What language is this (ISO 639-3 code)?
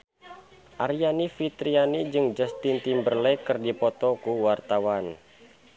sun